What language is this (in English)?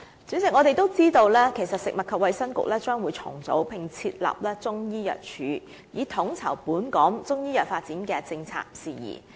Cantonese